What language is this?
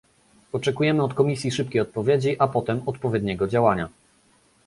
Polish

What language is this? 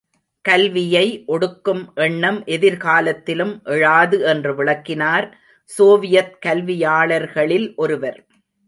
Tamil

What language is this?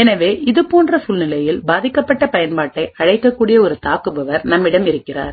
Tamil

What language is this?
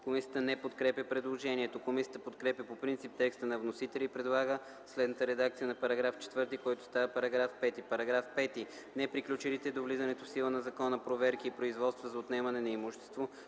Bulgarian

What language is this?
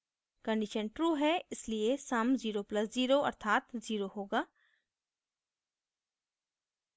Hindi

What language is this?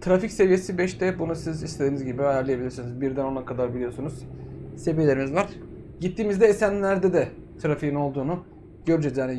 Turkish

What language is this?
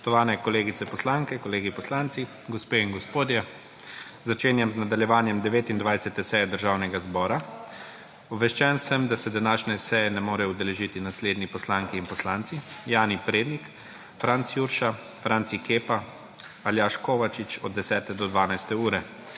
Slovenian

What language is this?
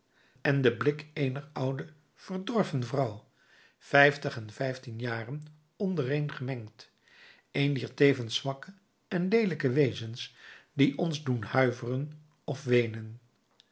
Dutch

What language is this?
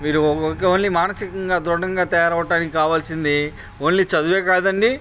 Telugu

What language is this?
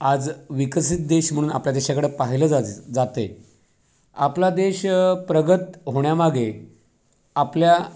Marathi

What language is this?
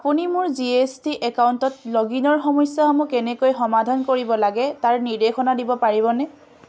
Assamese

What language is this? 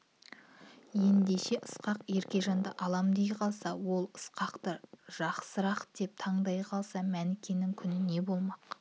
Kazakh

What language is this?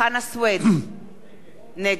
Hebrew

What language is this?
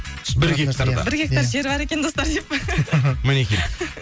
Kazakh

